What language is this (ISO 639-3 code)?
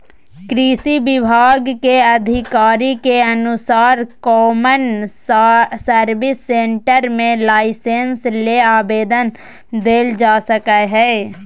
mag